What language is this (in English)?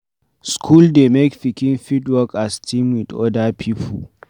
Nigerian Pidgin